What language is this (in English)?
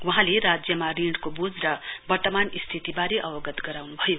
Nepali